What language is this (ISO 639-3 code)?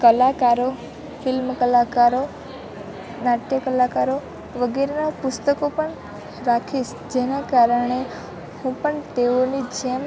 guj